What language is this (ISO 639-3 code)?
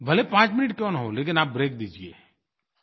hin